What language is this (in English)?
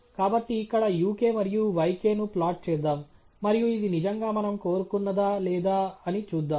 Telugu